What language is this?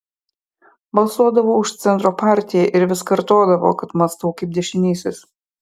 Lithuanian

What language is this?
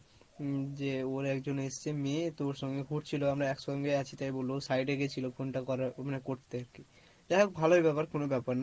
Bangla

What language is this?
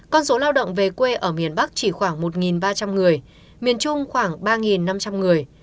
Vietnamese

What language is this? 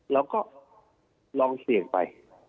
Thai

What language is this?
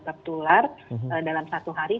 Indonesian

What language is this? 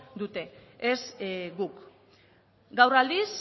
Basque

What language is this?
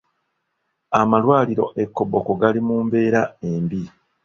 Ganda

